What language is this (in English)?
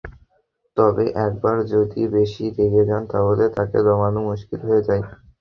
Bangla